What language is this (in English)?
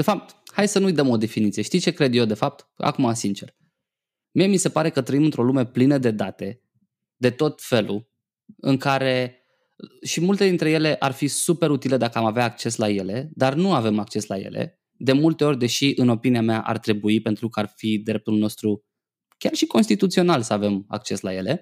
Romanian